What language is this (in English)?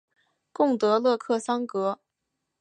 Chinese